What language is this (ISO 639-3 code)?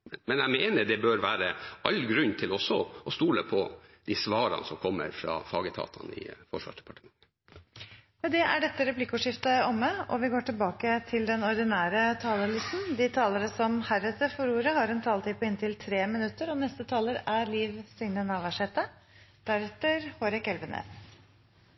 nor